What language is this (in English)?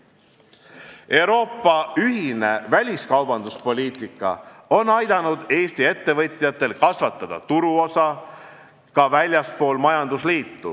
Estonian